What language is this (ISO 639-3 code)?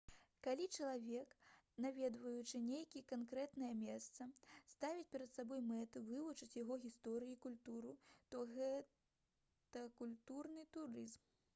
bel